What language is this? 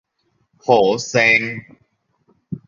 Thai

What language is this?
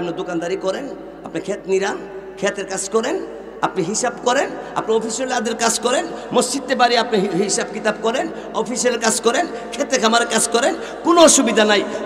Indonesian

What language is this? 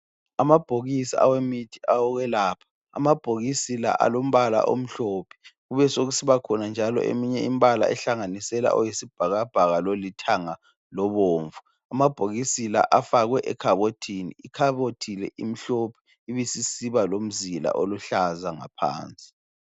North Ndebele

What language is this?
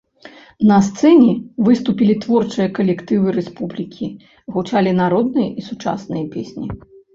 Belarusian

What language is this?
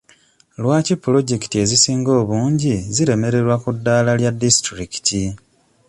Ganda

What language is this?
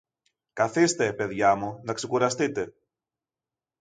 Greek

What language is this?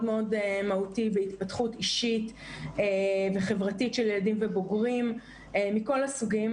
Hebrew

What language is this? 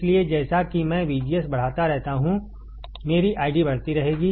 Hindi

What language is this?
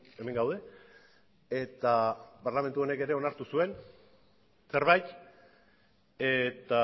Basque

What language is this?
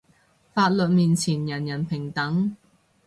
Cantonese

